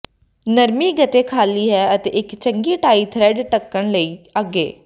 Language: Punjabi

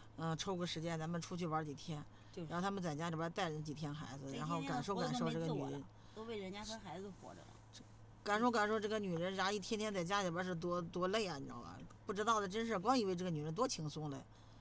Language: Chinese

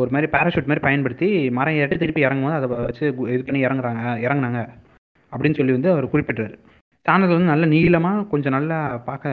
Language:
Tamil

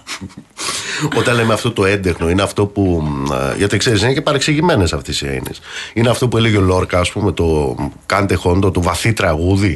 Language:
Greek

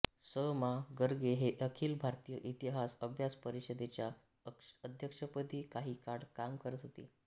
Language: Marathi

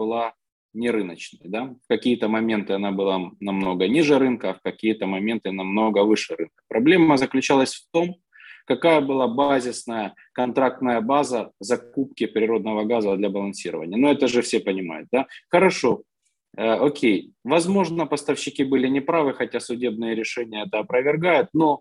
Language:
Ukrainian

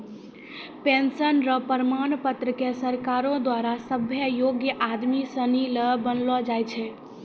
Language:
Maithili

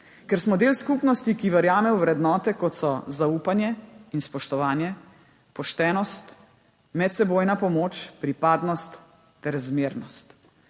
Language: Slovenian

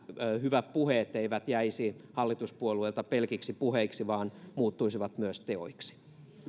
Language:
Finnish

